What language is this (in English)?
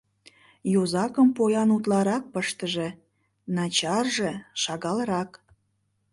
Mari